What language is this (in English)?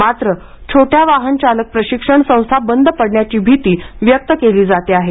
Marathi